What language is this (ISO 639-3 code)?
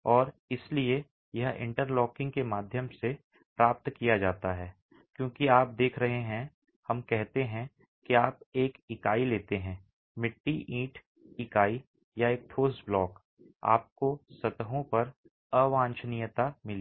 hin